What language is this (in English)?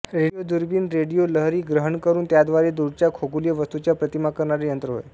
Marathi